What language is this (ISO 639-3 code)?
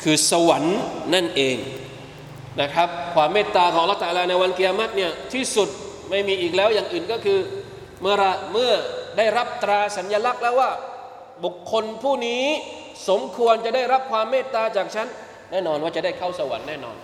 tha